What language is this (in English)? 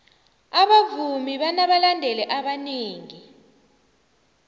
South Ndebele